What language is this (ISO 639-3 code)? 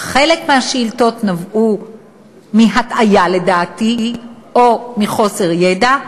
heb